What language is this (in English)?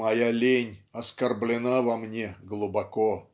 Russian